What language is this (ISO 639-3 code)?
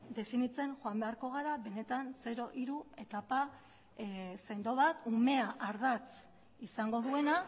eus